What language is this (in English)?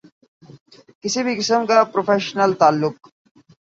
Urdu